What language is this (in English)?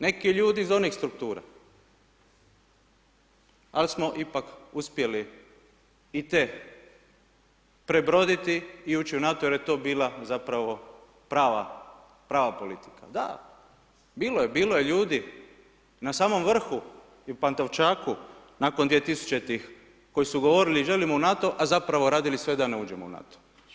Croatian